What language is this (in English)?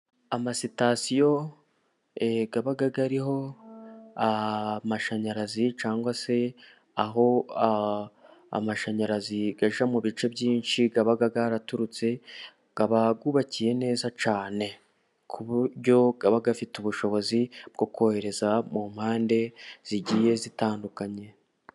Kinyarwanda